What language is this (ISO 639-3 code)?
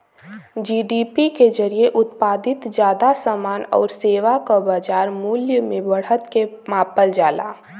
bho